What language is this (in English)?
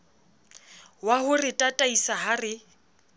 Southern Sotho